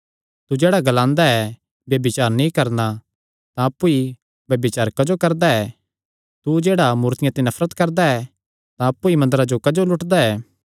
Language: Kangri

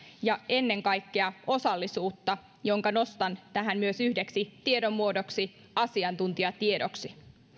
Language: Finnish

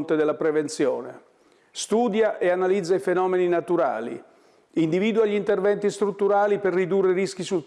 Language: Italian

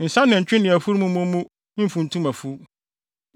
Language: Akan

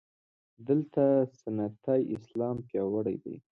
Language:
Pashto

